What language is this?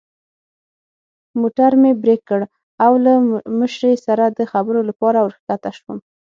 Pashto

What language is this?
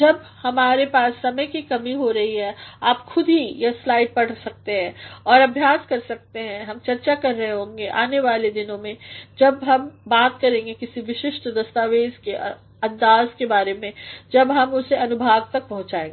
Hindi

